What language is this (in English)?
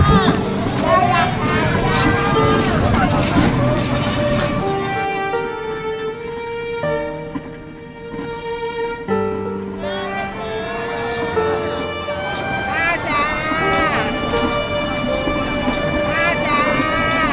Thai